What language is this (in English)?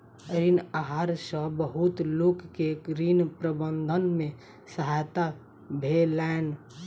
Maithili